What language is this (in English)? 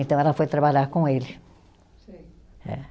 Portuguese